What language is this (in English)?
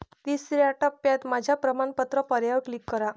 Marathi